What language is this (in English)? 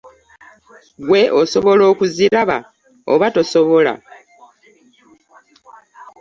Ganda